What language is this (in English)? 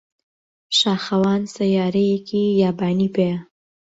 Central Kurdish